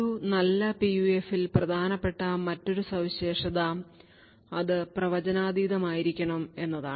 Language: Malayalam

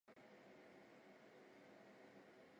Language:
Chinese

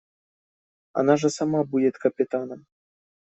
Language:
Russian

